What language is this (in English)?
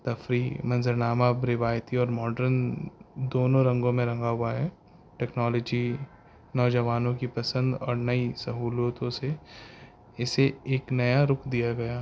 Urdu